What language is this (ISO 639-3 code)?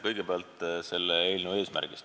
est